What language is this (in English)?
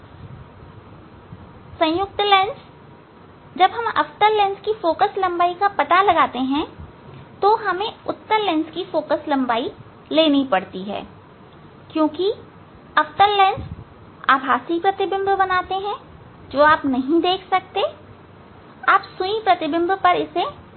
Hindi